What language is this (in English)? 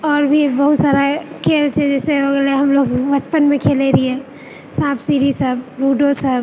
Maithili